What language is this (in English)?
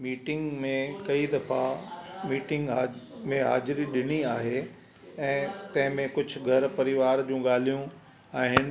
Sindhi